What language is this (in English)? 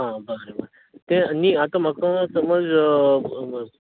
Konkani